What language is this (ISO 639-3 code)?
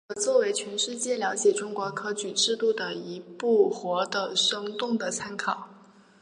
zho